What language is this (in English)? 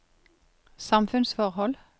Norwegian